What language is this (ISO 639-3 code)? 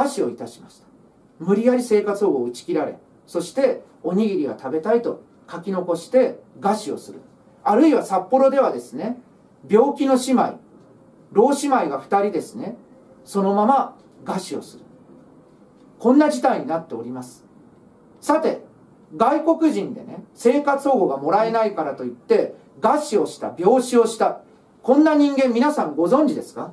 jpn